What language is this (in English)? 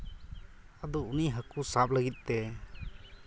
Santali